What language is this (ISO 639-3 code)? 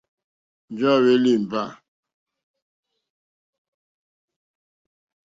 bri